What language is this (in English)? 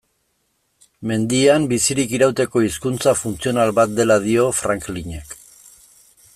Basque